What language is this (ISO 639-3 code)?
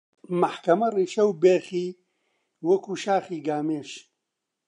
ckb